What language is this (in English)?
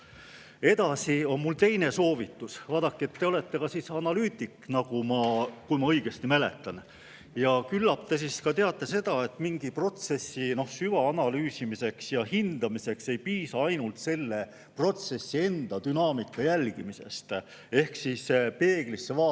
Estonian